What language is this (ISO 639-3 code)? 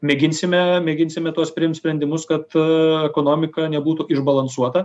lit